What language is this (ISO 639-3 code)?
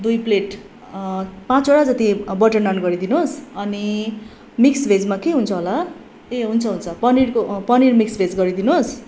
nep